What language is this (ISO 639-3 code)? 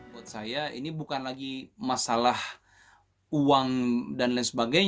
ind